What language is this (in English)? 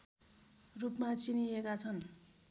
Nepali